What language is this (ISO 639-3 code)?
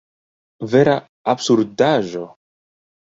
epo